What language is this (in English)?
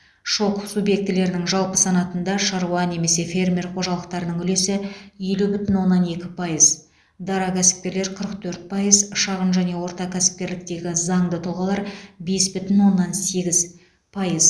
Kazakh